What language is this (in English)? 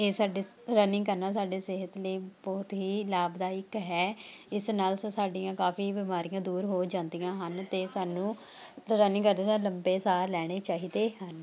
Punjabi